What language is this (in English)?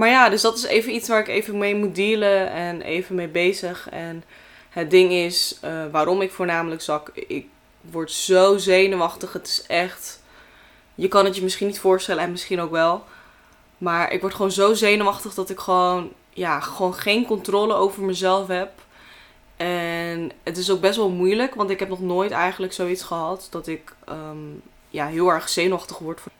Dutch